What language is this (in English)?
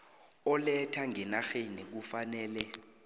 South Ndebele